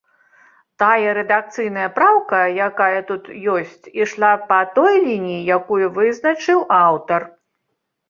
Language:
Belarusian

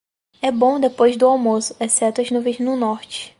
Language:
Portuguese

